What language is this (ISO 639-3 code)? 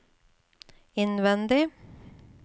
nor